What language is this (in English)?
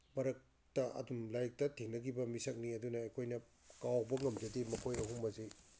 Manipuri